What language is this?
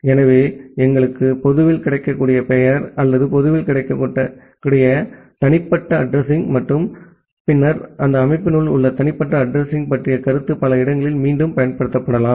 Tamil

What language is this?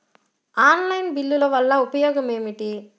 Telugu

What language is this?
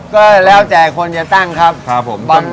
Thai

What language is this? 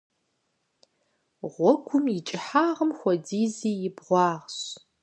Kabardian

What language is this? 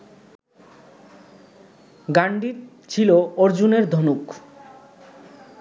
Bangla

